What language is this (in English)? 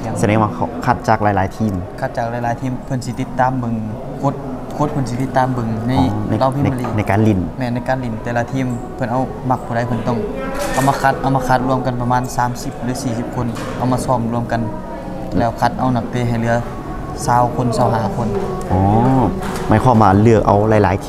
Thai